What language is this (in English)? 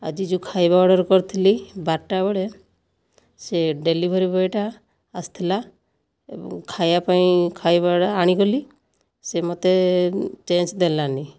Odia